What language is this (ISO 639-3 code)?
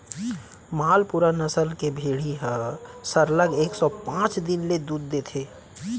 hne